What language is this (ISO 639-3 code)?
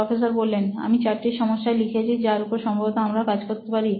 ben